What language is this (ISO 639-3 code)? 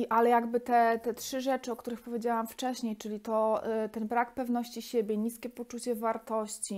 pol